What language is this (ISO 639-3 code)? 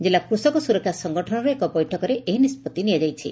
ori